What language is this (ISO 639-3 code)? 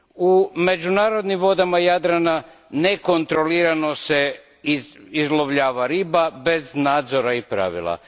hrv